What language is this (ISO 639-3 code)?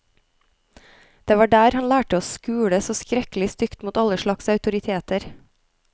nor